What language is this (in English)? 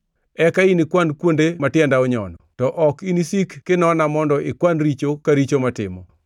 Luo (Kenya and Tanzania)